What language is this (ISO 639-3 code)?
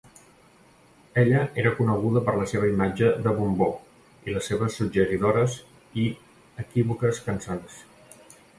cat